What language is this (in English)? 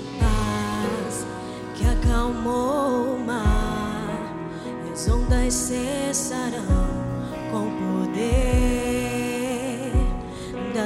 Portuguese